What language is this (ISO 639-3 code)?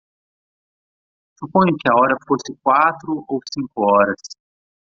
por